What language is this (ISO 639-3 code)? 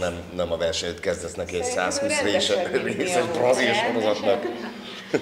hun